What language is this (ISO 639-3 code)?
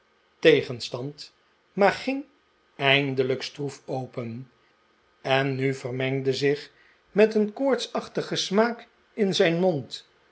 nld